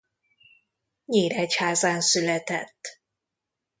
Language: Hungarian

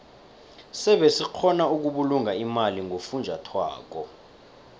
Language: South Ndebele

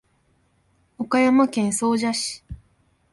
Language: Japanese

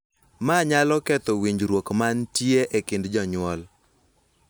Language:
Luo (Kenya and Tanzania)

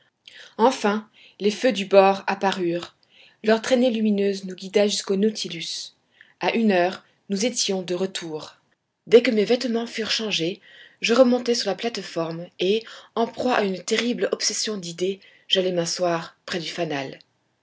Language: French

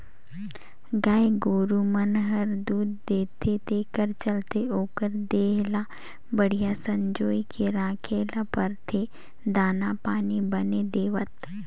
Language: Chhattisgarhi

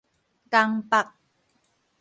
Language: Min Nan Chinese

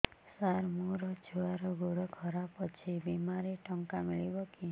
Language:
Odia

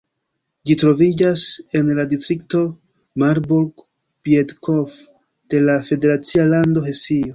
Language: Esperanto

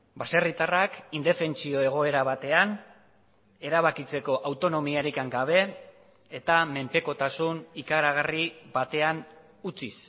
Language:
Basque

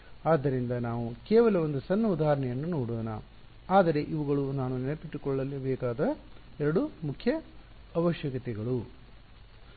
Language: Kannada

